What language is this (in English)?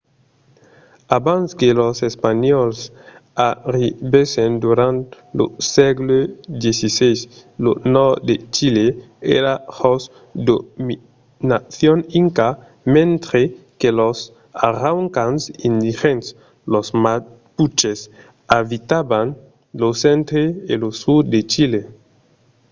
Occitan